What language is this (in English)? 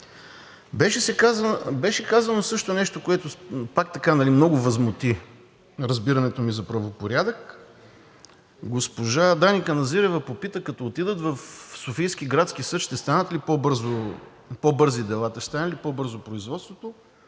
Bulgarian